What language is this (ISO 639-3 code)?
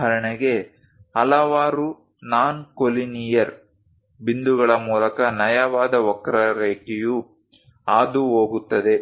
kan